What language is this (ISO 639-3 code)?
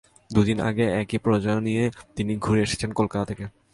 ben